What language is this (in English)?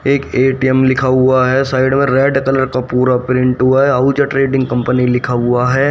Hindi